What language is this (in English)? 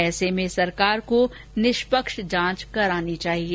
Hindi